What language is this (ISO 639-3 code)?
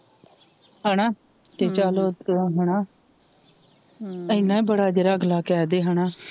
pan